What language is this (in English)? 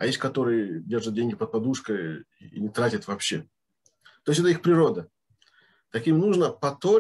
Russian